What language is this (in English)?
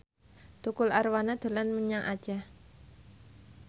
Javanese